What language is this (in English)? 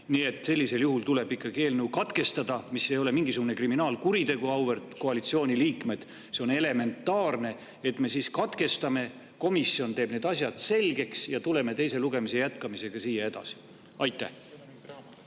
Estonian